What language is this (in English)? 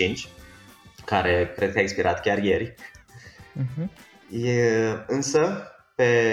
Romanian